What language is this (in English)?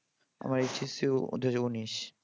Bangla